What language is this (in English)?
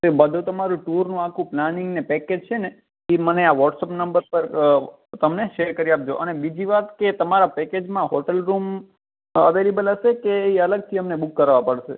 Gujarati